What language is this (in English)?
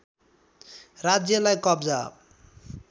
Nepali